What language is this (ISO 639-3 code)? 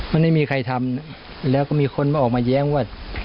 tha